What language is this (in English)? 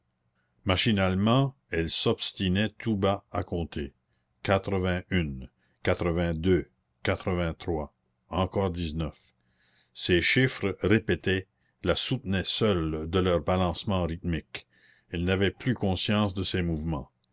French